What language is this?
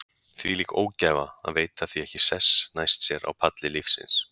Icelandic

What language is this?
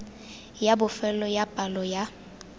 Tswana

